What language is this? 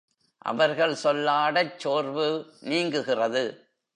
Tamil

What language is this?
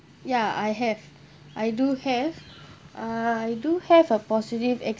English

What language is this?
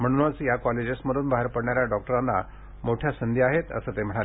Marathi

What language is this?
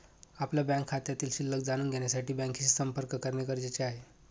Marathi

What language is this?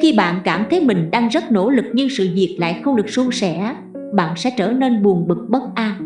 Vietnamese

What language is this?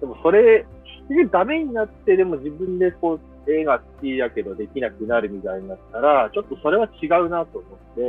Japanese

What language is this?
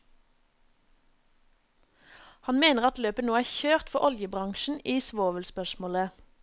Norwegian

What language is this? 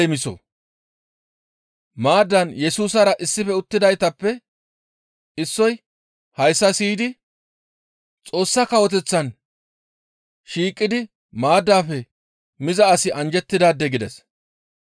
Gamo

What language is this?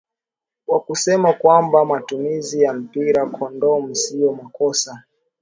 Swahili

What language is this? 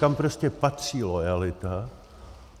Czech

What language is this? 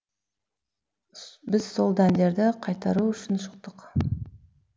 Kazakh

